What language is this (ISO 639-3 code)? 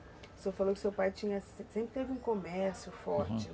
por